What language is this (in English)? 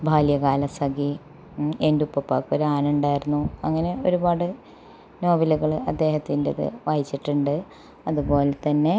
Malayalam